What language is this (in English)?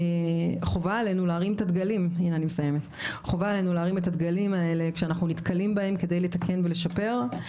Hebrew